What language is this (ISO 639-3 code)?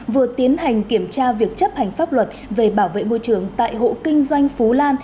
vie